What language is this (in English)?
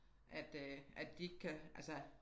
Danish